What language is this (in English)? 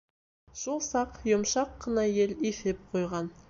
Bashkir